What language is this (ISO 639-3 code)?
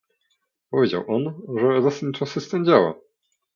pol